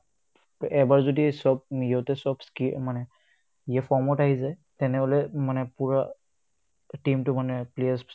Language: Assamese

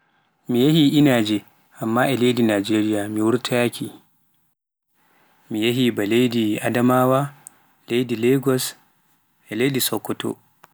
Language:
Pular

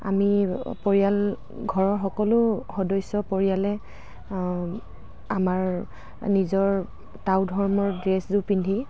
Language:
Assamese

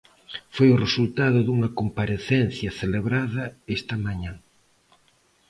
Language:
Galician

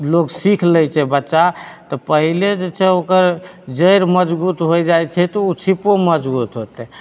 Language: Maithili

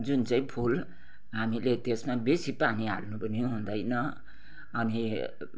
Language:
Nepali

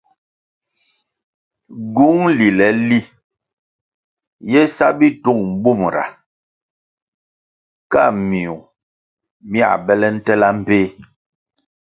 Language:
Kwasio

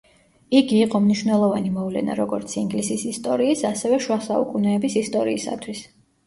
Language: Georgian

